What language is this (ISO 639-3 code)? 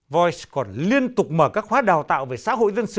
vie